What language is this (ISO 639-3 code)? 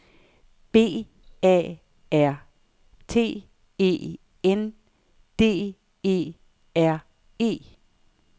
dan